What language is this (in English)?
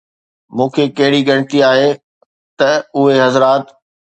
Sindhi